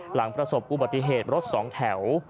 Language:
Thai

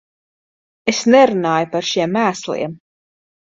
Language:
Latvian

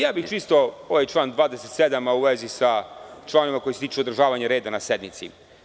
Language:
Serbian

